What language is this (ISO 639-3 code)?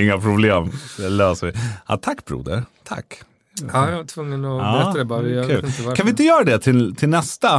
swe